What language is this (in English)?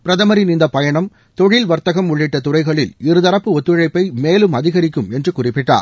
Tamil